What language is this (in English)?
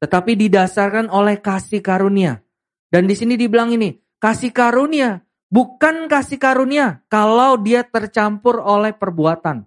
Indonesian